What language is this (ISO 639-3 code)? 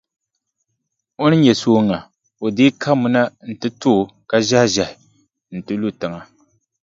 dag